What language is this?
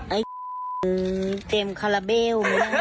Thai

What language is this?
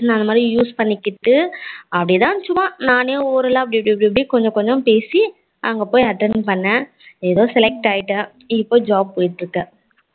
Tamil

